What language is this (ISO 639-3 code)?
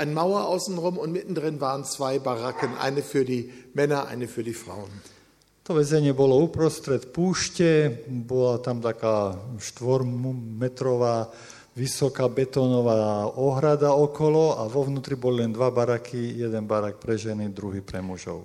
slk